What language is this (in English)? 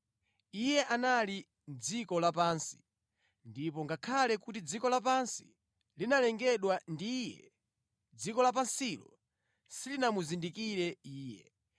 Nyanja